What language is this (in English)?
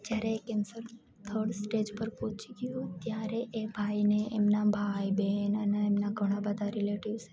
Gujarati